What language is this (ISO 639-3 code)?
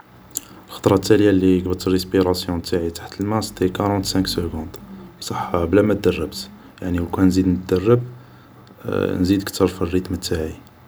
arq